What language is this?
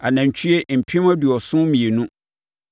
Akan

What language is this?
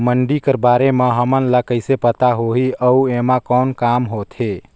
Chhattisgarhi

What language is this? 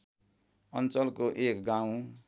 Nepali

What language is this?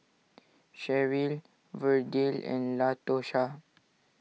English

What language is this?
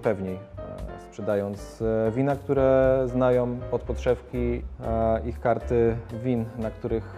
Polish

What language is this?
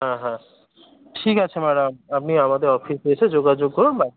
Bangla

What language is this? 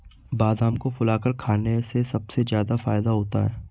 Hindi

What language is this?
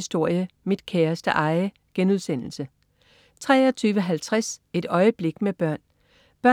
Danish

